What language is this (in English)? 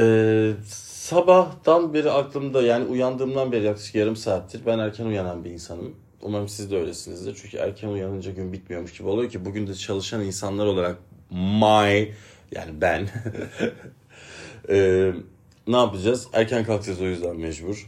Turkish